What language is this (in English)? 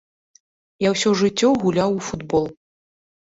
Belarusian